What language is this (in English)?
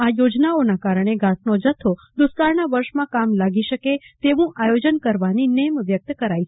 Gujarati